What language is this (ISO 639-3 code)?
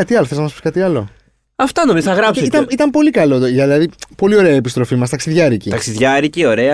ell